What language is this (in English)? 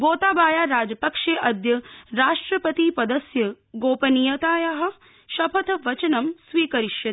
Sanskrit